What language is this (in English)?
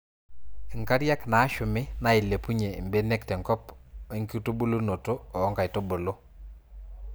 Masai